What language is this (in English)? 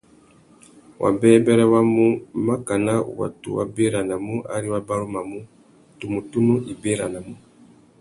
Tuki